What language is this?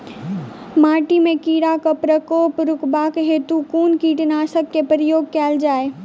Maithili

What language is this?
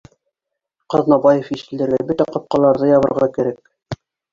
Bashkir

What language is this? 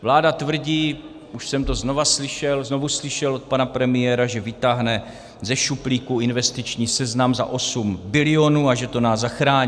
Czech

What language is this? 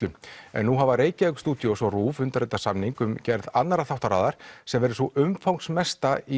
Icelandic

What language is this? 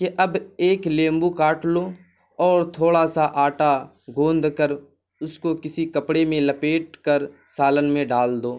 Urdu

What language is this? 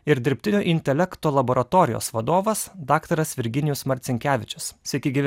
Lithuanian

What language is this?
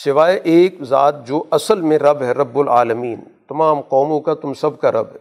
Urdu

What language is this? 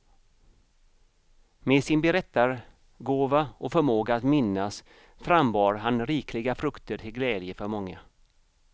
Swedish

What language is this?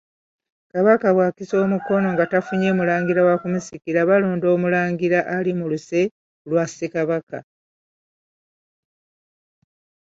Ganda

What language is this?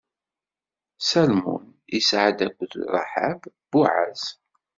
Kabyle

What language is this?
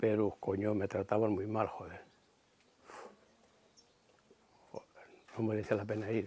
Spanish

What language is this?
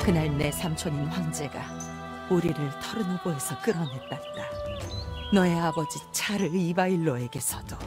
Korean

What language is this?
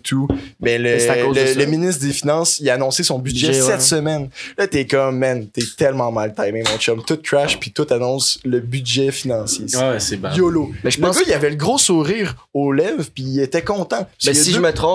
French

